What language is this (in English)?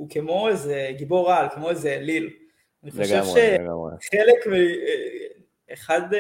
Hebrew